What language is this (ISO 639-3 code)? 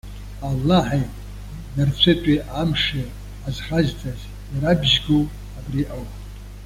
abk